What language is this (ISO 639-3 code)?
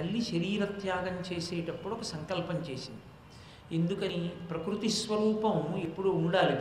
tel